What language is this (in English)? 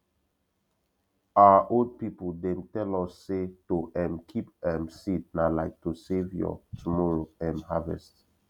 Nigerian Pidgin